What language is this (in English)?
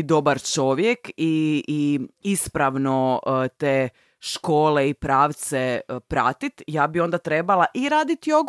Croatian